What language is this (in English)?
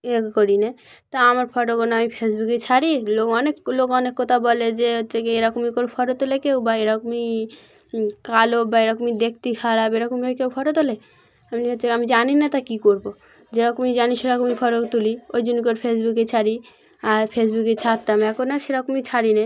Bangla